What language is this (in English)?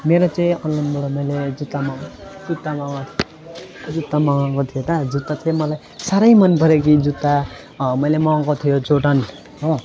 Nepali